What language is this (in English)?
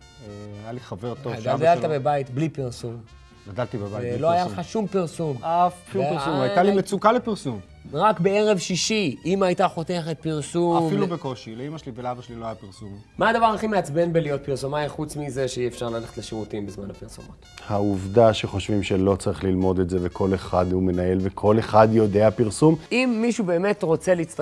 Hebrew